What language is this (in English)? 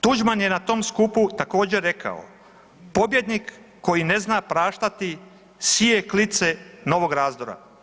Croatian